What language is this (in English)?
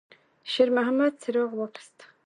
Pashto